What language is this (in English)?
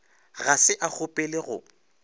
Northern Sotho